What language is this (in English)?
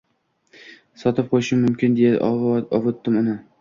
Uzbek